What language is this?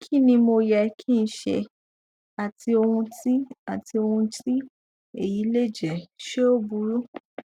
Yoruba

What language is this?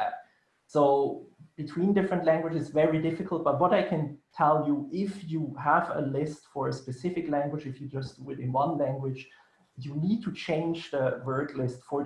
English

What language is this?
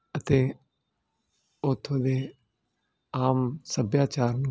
Punjabi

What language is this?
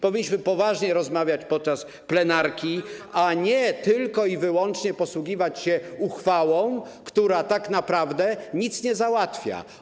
Polish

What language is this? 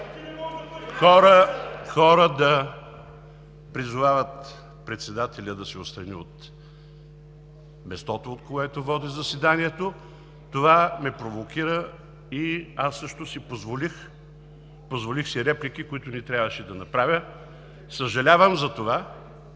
Bulgarian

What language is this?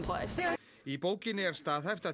Icelandic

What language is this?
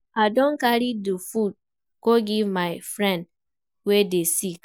Nigerian Pidgin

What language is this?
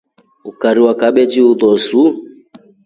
Rombo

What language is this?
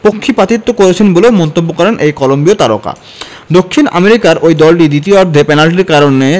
Bangla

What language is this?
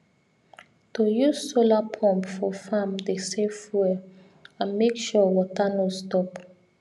Nigerian Pidgin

